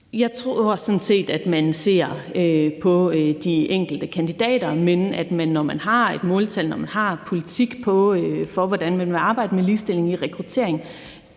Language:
Danish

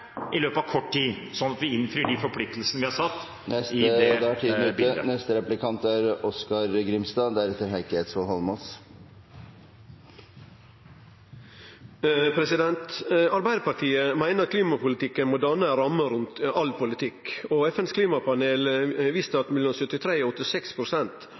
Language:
Norwegian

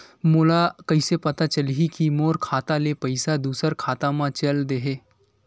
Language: Chhattisgarhi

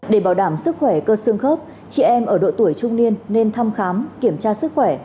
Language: Vietnamese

